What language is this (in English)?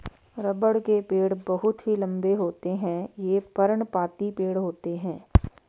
Hindi